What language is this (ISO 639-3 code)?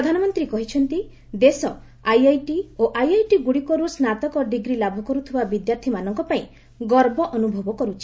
ori